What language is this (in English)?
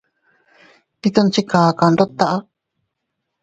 Teutila Cuicatec